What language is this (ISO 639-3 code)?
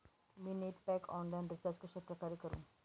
mar